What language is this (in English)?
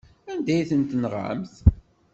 Kabyle